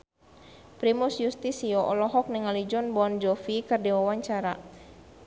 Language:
Sundanese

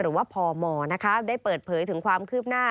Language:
Thai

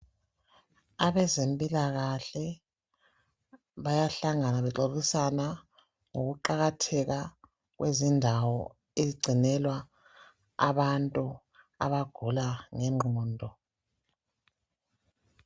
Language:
North Ndebele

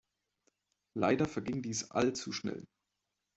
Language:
German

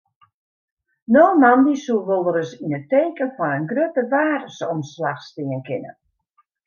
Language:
Western Frisian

